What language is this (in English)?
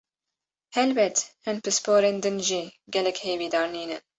Kurdish